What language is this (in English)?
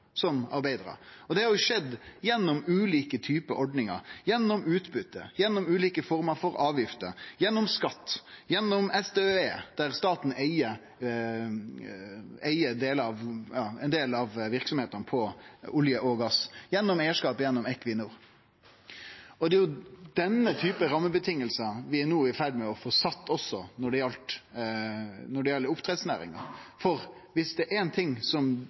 Norwegian Nynorsk